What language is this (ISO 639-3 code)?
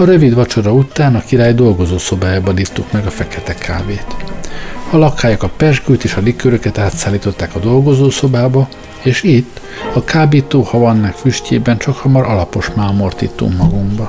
hun